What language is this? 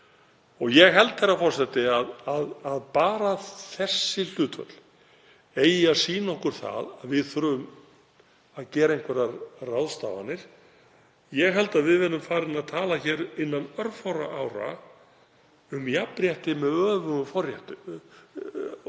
Icelandic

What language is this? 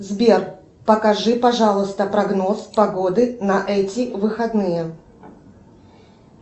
Russian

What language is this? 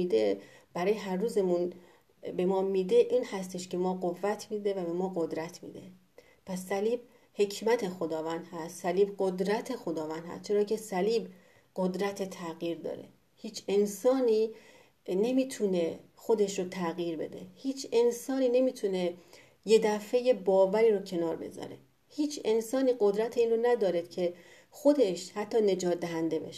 Persian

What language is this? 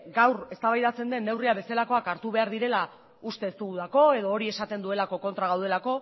Basque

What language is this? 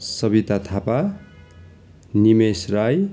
Nepali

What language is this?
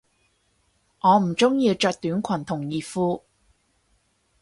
Cantonese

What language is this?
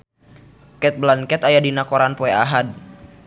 Sundanese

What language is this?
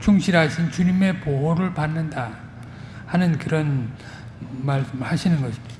Korean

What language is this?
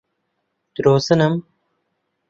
Central Kurdish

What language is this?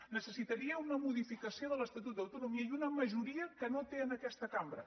Catalan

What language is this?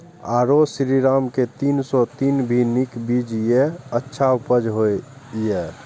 Maithili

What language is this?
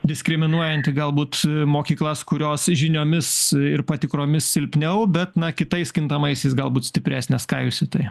Lithuanian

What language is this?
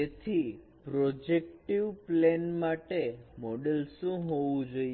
Gujarati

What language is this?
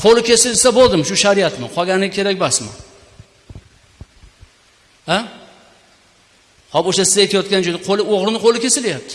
Uzbek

